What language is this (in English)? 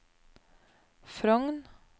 Norwegian